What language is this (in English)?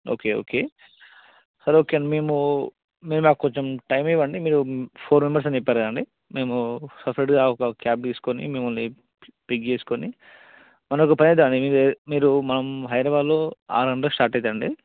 Telugu